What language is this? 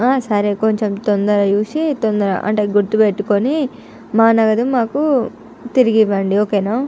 Telugu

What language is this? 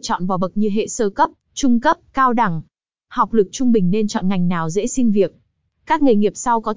Vietnamese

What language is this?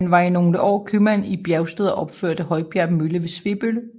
Danish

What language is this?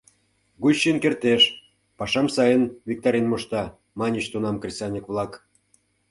Mari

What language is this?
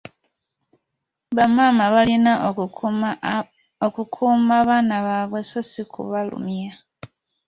Ganda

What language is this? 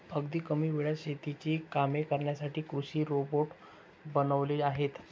Marathi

